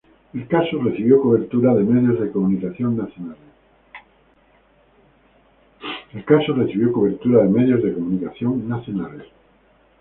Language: Spanish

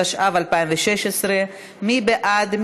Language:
Hebrew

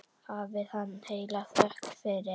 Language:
Icelandic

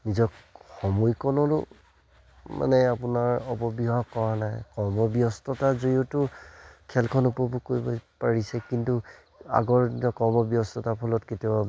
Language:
Assamese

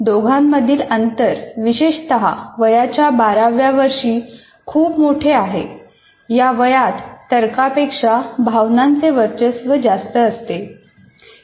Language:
Marathi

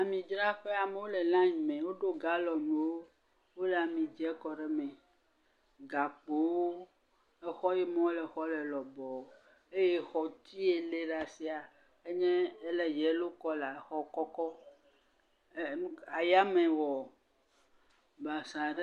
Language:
Ewe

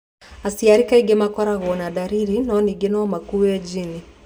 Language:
Kikuyu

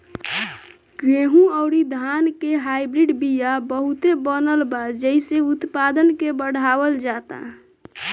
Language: Bhojpuri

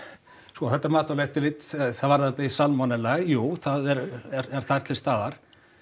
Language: Icelandic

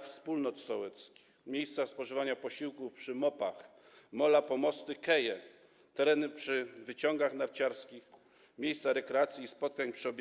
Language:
Polish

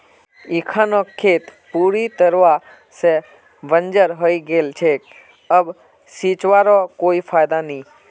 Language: Magahi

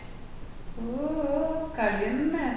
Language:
Malayalam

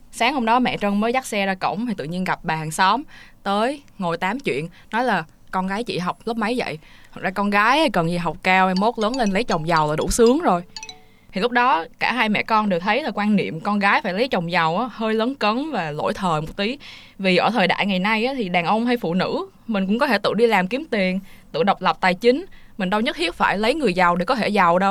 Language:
Vietnamese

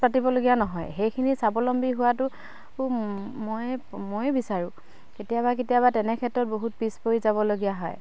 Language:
Assamese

